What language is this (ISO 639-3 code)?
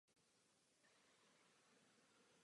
ces